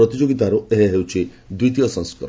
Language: Odia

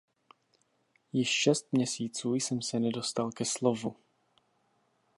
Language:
Czech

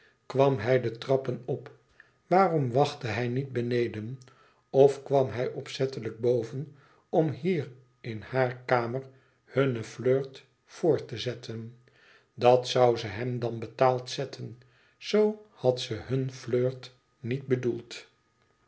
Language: Dutch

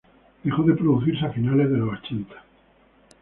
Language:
Spanish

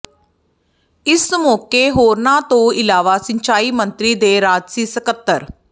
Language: Punjabi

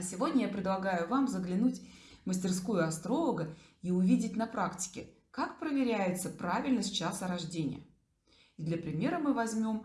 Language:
Russian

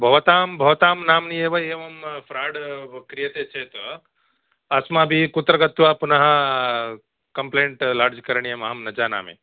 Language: Sanskrit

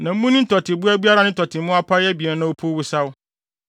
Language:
Akan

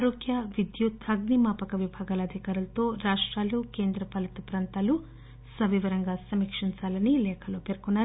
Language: Telugu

